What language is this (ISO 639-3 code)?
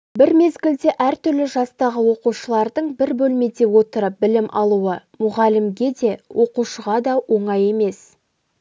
kaz